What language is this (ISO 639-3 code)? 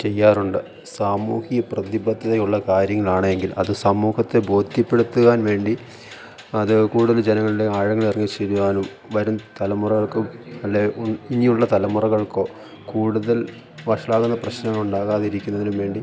mal